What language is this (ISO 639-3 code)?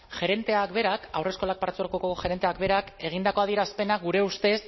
eus